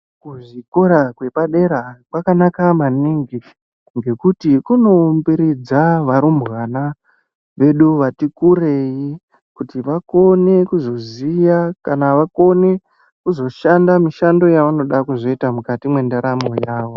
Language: Ndau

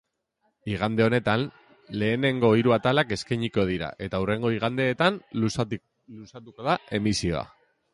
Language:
Basque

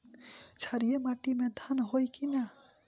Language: Bhojpuri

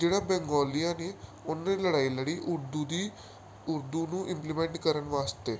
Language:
Punjabi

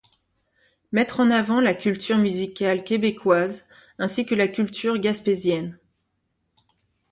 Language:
French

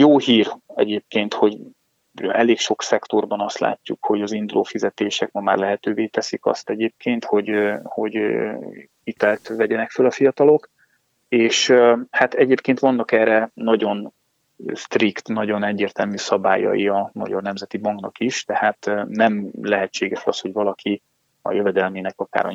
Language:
Hungarian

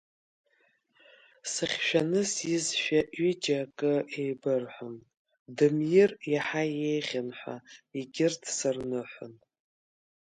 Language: Abkhazian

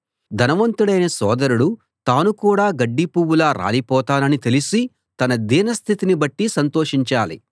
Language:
Telugu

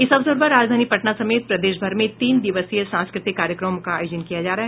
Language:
Hindi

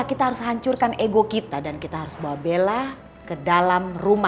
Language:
Indonesian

